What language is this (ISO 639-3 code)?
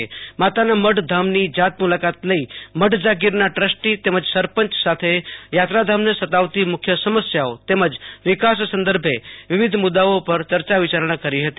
guj